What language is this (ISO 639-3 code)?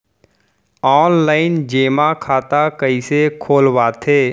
hne